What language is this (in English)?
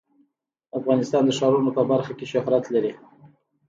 Pashto